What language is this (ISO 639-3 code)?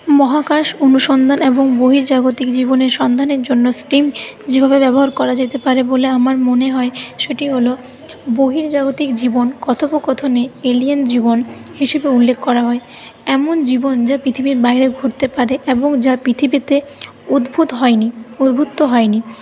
ben